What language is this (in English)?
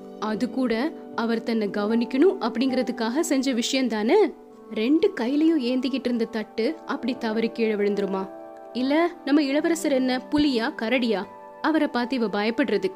Tamil